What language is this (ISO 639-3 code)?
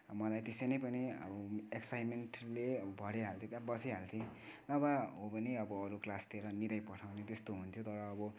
nep